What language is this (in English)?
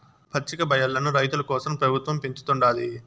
Telugu